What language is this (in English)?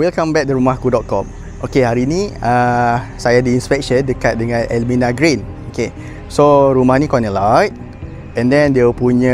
Malay